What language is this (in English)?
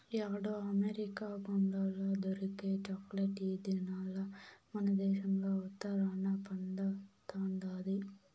Telugu